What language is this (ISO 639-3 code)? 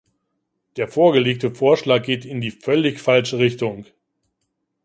deu